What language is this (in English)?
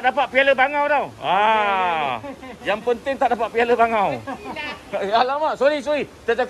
Malay